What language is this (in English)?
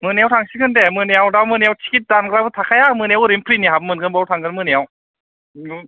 Bodo